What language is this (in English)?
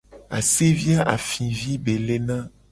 Gen